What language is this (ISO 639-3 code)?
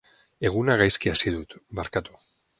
eus